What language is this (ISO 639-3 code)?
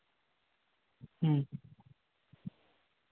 sat